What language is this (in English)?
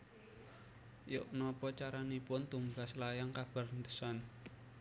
Javanese